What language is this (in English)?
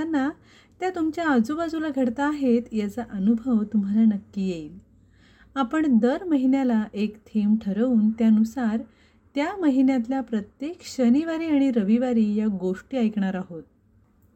Marathi